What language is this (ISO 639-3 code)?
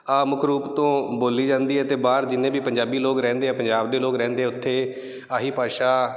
pan